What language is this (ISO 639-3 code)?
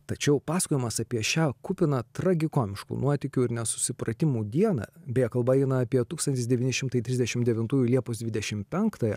lit